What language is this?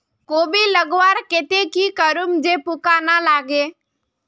Magahi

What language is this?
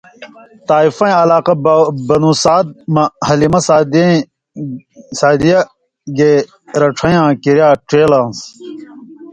Indus Kohistani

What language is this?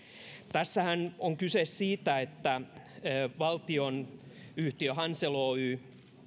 Finnish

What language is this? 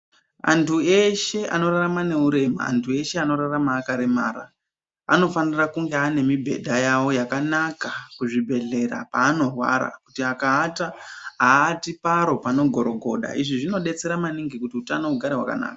Ndau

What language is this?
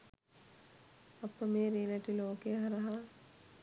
Sinhala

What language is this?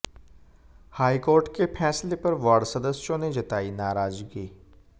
Hindi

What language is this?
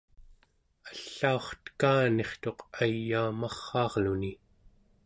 Central Yupik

